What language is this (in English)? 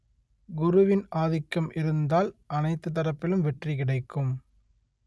Tamil